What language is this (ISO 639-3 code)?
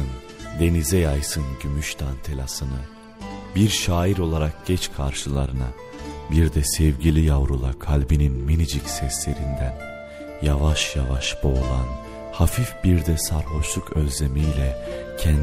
tur